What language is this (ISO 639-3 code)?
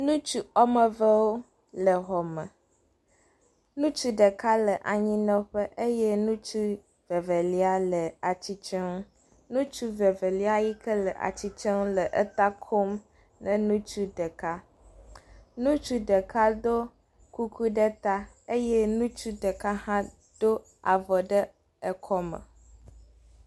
ewe